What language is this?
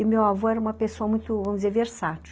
Portuguese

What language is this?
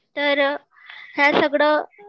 Marathi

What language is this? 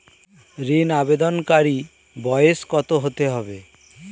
Bangla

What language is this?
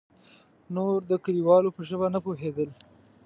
Pashto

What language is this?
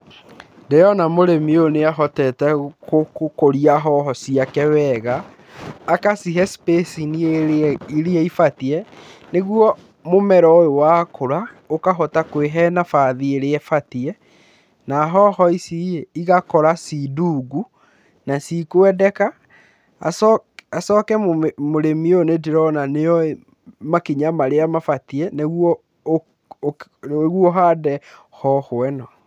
Kikuyu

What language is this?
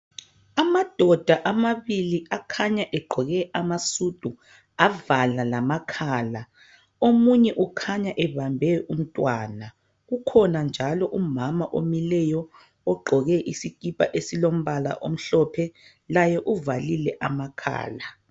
North Ndebele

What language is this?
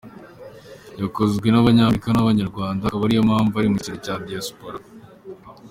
Kinyarwanda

